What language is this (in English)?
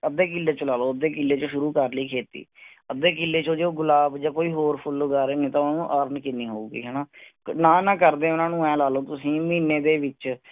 Punjabi